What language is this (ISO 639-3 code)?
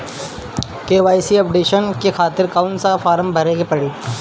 bho